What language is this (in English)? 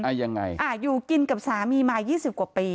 Thai